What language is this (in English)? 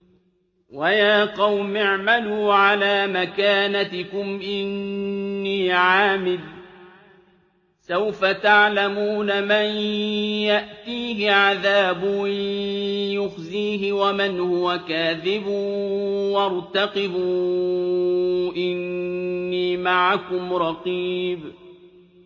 Arabic